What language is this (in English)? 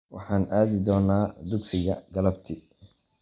Somali